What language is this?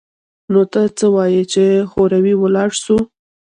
Pashto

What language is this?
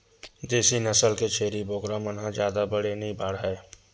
Chhattisgarhi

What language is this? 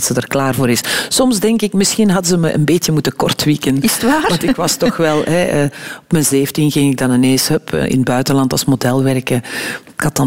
Dutch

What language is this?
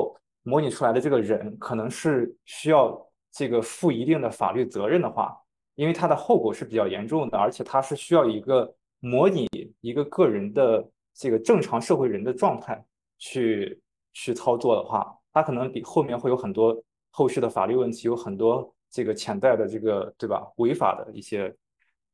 Chinese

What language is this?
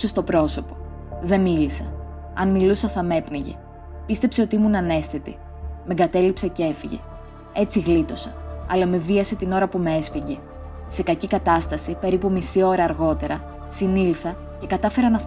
Greek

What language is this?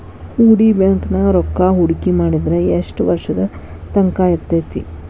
Kannada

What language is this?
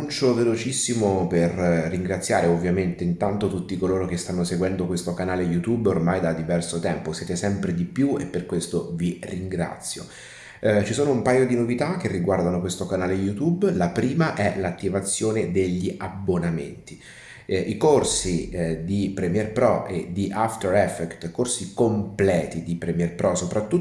Italian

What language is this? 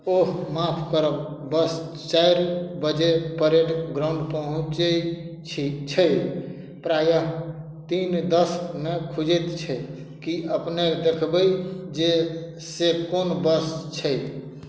Maithili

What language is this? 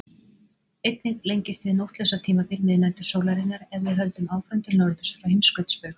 Icelandic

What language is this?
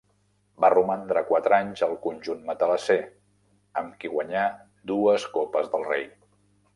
Catalan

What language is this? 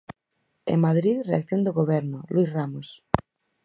Galician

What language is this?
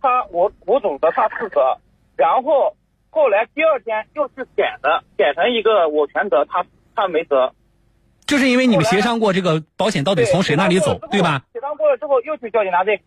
Chinese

